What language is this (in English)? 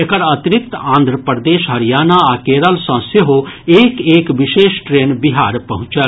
Maithili